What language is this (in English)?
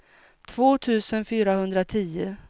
Swedish